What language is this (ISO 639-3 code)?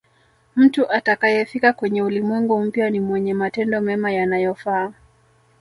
swa